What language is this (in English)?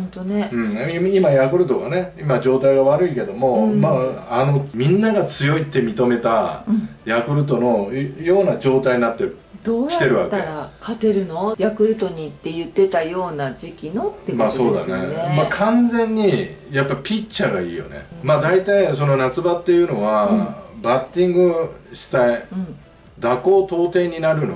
Japanese